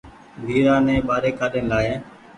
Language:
Goaria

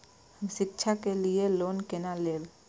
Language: Maithili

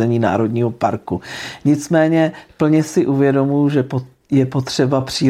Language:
Czech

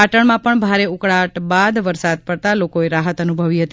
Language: Gujarati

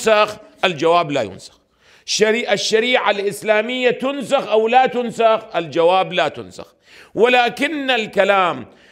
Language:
Arabic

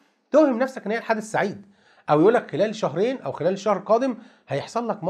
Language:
Arabic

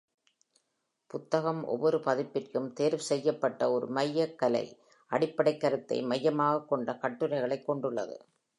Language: Tamil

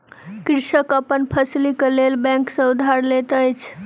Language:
Maithili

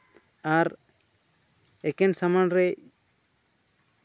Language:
Santali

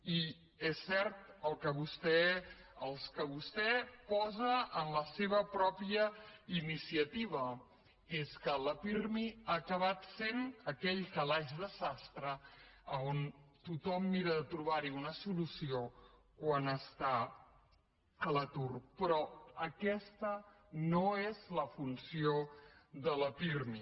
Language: Catalan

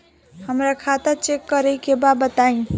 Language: Bhojpuri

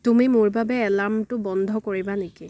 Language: Assamese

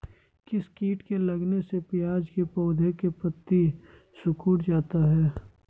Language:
Magahi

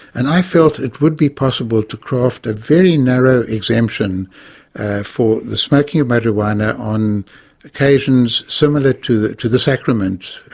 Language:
English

